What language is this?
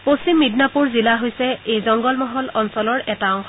Assamese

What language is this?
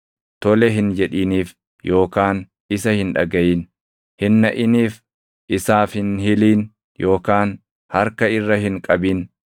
Oromo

